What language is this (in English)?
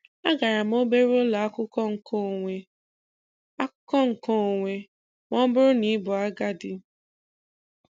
Igbo